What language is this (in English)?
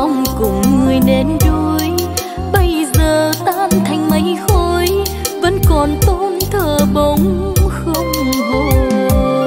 Vietnamese